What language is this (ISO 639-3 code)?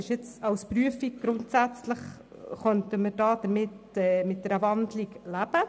gsw